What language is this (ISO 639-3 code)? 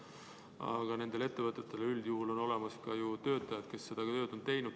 est